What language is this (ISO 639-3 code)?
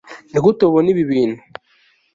kin